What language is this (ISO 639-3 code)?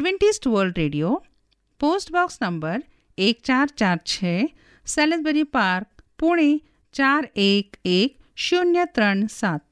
hin